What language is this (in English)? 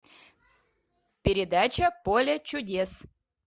Russian